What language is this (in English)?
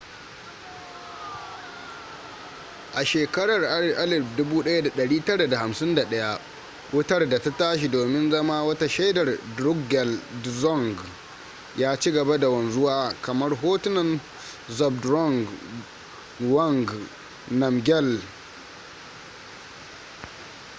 Hausa